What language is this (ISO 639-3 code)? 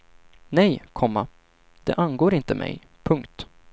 swe